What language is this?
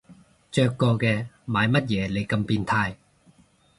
Cantonese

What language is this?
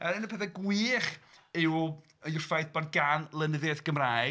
Welsh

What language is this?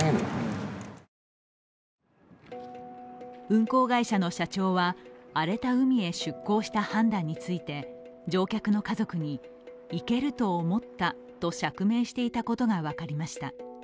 Japanese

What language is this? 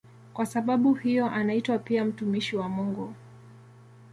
Swahili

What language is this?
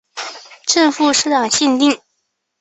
Chinese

